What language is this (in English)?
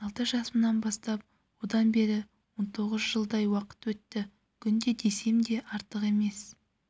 Kazakh